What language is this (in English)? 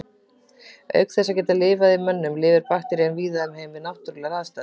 Icelandic